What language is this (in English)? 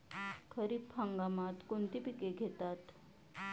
Marathi